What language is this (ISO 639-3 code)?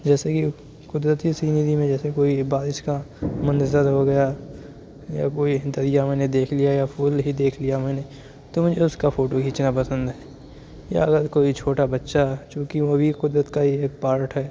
urd